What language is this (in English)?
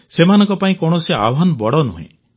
Odia